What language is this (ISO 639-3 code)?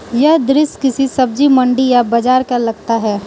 hin